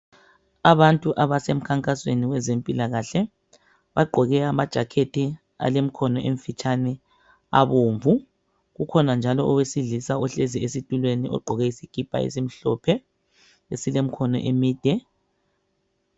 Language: North Ndebele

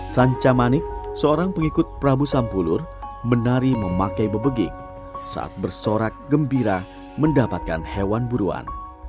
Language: Indonesian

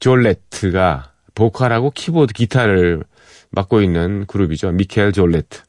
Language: Korean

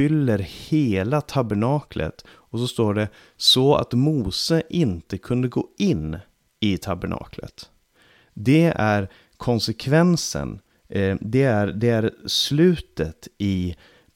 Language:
Swedish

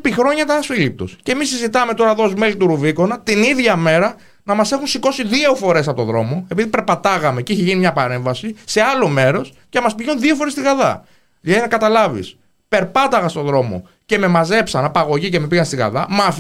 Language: Greek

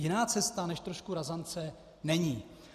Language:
Czech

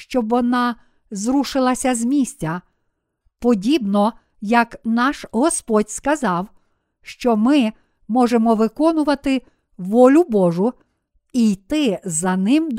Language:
Ukrainian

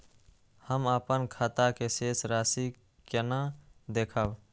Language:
Maithili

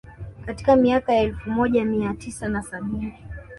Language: Swahili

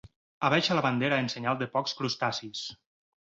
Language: Catalan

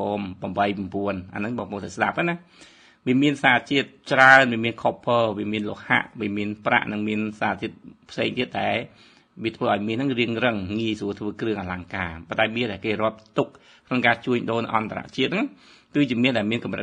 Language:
Thai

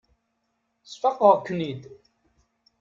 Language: Kabyle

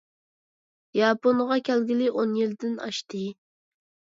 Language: Uyghur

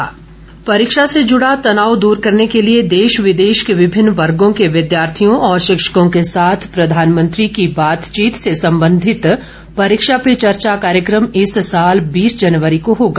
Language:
Hindi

